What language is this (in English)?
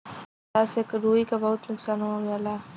Bhojpuri